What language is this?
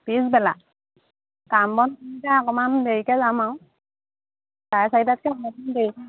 Assamese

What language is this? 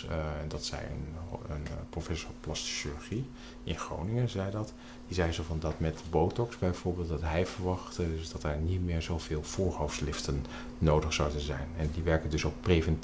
Dutch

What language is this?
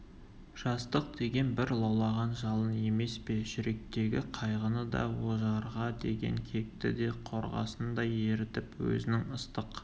Kazakh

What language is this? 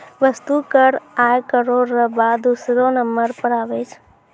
Maithili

